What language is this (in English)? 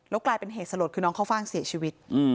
Thai